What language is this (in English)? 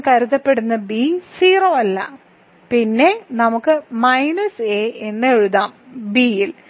Malayalam